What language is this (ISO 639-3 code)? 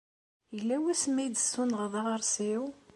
kab